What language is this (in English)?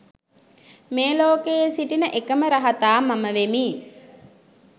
Sinhala